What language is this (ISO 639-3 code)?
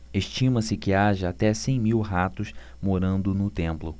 por